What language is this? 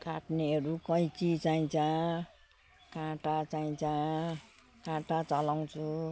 Nepali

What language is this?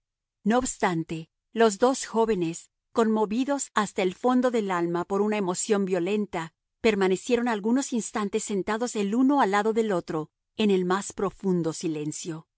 Spanish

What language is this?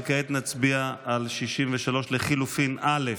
Hebrew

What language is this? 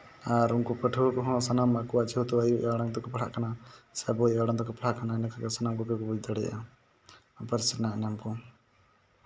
Santali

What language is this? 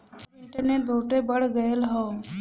Bhojpuri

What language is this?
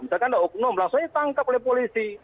Indonesian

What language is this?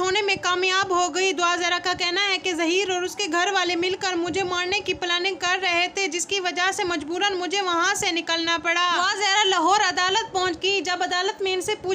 Hindi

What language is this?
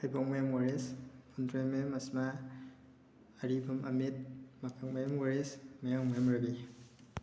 Manipuri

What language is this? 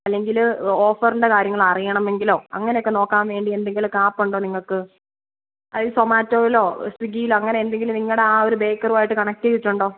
Malayalam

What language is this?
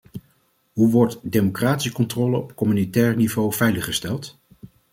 Dutch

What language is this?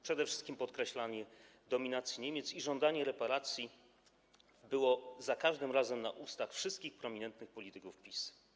Polish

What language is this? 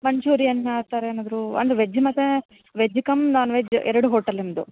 Kannada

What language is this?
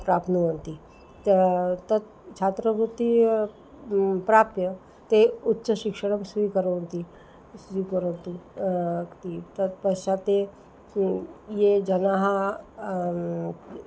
Sanskrit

